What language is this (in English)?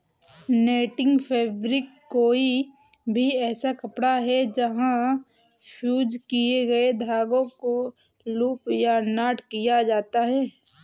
Hindi